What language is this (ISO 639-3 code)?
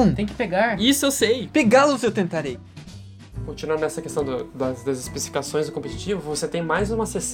por